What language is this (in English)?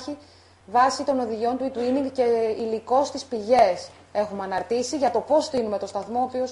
Greek